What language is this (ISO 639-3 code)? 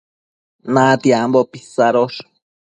mcf